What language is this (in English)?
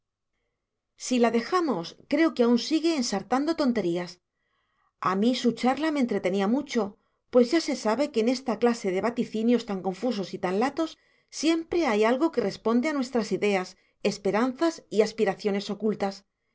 Spanish